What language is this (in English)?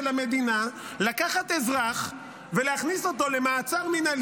Hebrew